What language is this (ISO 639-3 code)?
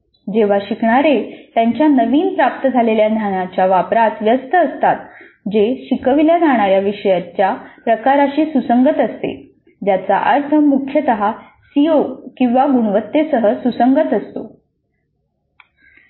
mar